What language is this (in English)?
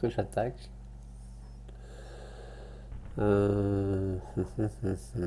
French